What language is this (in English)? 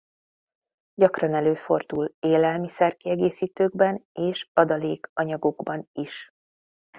Hungarian